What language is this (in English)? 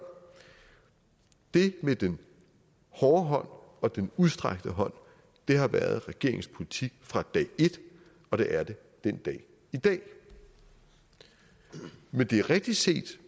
Danish